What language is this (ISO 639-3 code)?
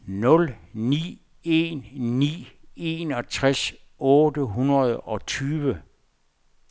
dan